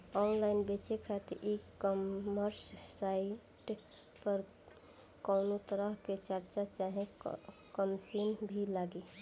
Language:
Bhojpuri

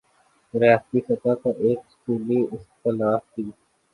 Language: Urdu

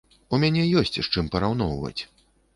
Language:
Belarusian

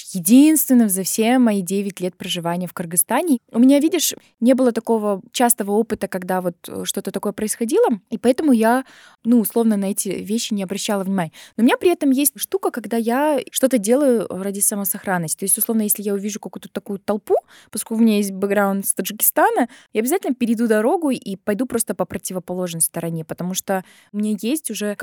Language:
Russian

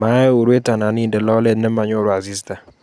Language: Kalenjin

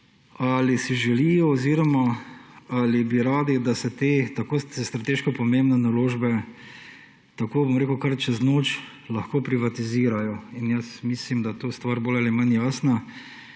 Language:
Slovenian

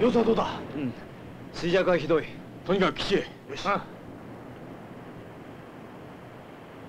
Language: Japanese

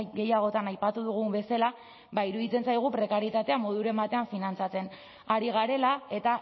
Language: Basque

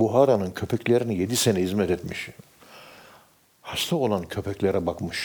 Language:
Turkish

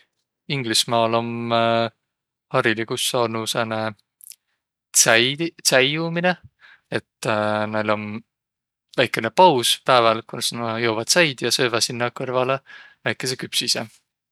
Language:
Võro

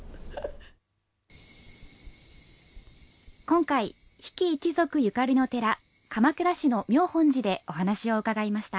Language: Japanese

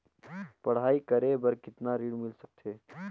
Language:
Chhattisgarhi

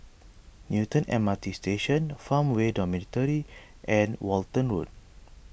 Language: English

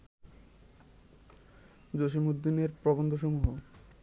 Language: Bangla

